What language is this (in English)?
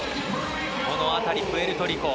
Japanese